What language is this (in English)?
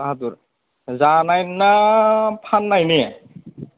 Bodo